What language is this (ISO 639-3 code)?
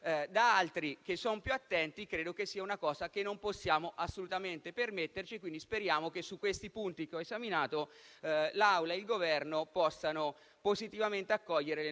ita